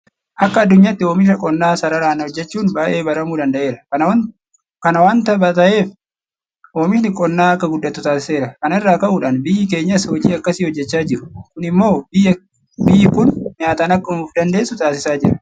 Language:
Oromo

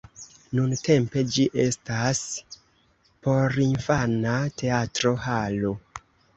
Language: Esperanto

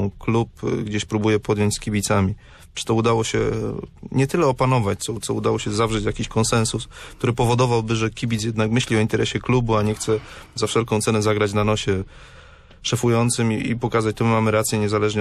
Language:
Polish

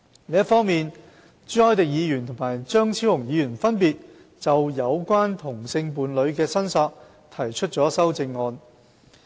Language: Cantonese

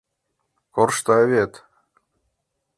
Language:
Mari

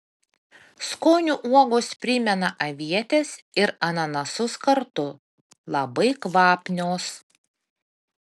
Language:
Lithuanian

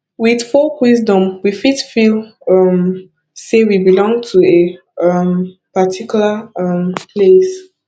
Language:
Nigerian Pidgin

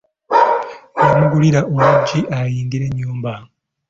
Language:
Ganda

